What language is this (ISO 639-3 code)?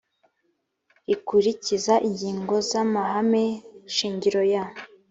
kin